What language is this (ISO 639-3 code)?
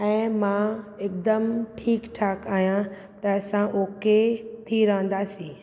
snd